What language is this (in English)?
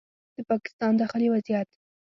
Pashto